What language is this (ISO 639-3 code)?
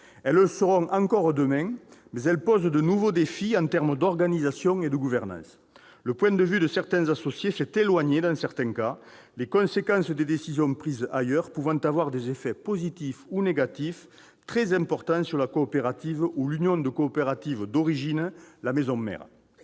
fra